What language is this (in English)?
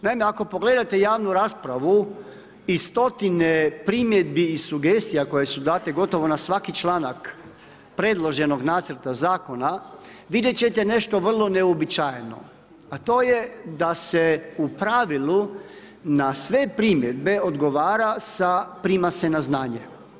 Croatian